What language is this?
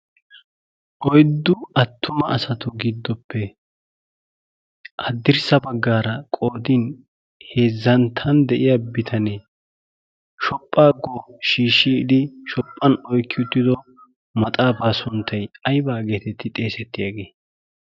Wolaytta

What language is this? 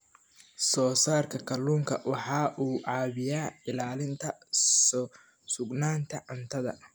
Somali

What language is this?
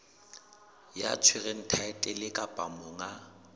Southern Sotho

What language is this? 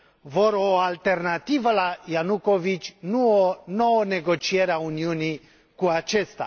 Romanian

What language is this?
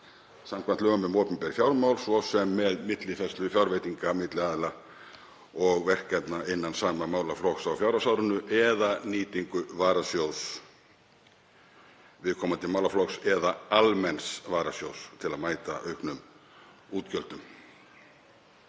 Icelandic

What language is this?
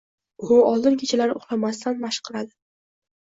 Uzbek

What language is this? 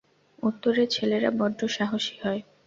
Bangla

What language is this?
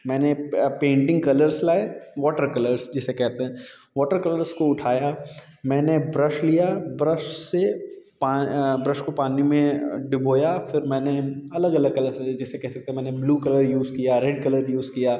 Hindi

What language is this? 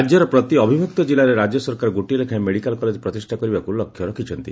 Odia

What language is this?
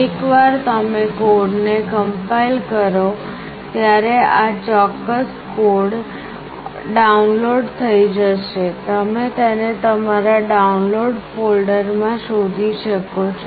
Gujarati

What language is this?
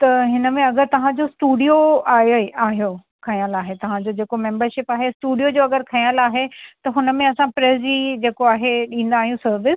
Sindhi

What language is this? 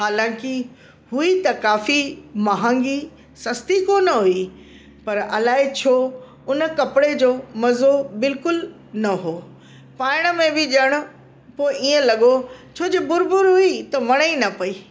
Sindhi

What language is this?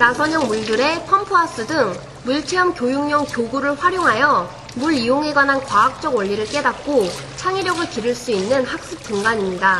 Korean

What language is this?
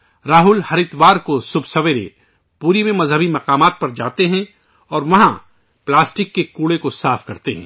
Urdu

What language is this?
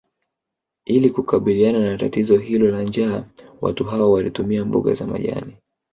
Swahili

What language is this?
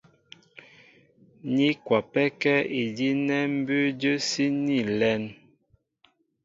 Mbo (Cameroon)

